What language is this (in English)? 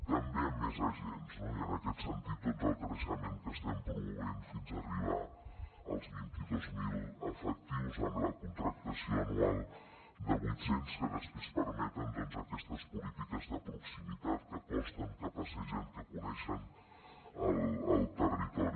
Catalan